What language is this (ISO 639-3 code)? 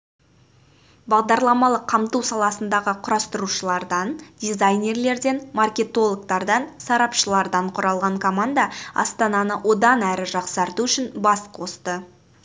kaz